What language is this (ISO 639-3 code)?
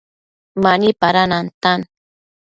mcf